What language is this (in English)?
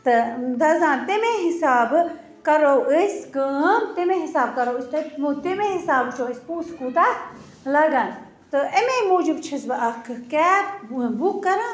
Kashmiri